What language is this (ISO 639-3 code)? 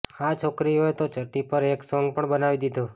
guj